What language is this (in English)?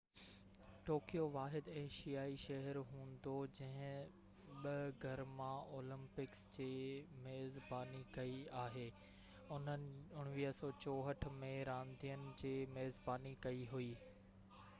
Sindhi